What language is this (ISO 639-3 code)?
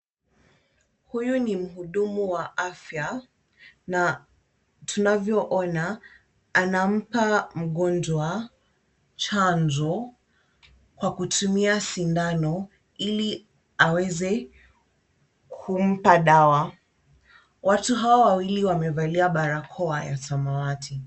swa